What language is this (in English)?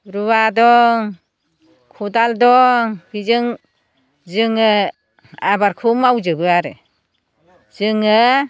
Bodo